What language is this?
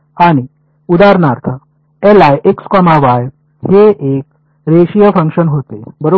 Marathi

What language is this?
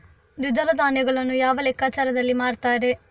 Kannada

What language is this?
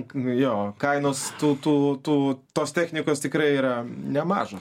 Lithuanian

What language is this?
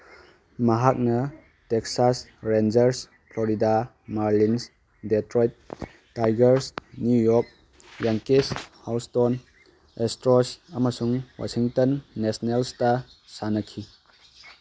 Manipuri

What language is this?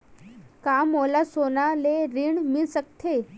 Chhattisgarhi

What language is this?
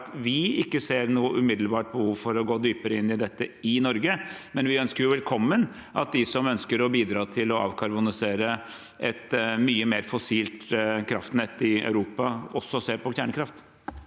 Norwegian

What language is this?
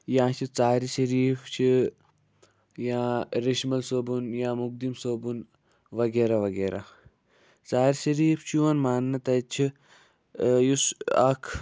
Kashmiri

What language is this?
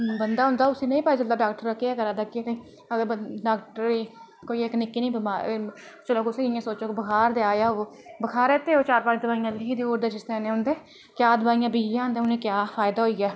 Dogri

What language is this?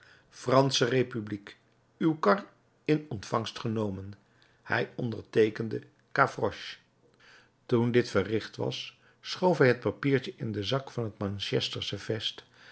Dutch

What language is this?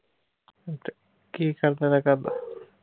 Punjabi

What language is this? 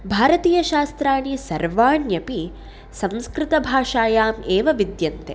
Sanskrit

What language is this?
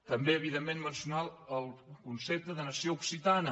Catalan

